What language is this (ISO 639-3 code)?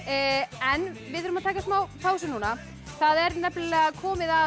isl